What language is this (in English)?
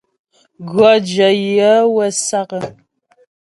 Ghomala